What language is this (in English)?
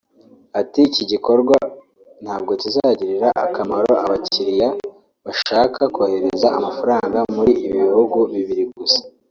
Kinyarwanda